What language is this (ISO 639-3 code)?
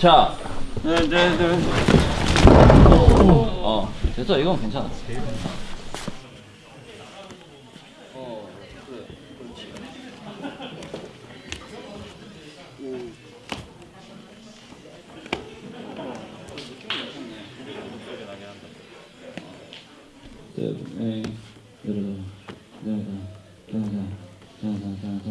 kor